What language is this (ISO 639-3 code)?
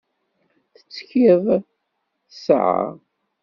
kab